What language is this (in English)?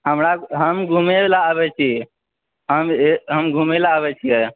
Maithili